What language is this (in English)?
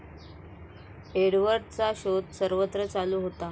Marathi